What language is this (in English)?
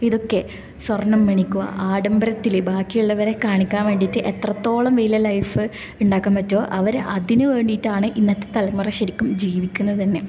Malayalam